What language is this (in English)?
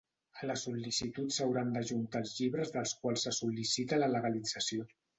Catalan